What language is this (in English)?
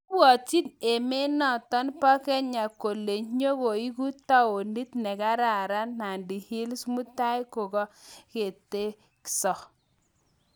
Kalenjin